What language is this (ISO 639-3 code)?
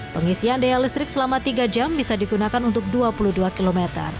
ind